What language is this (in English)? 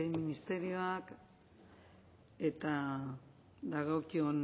Basque